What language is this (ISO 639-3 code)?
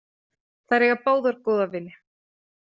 isl